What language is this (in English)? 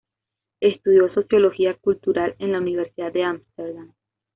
Spanish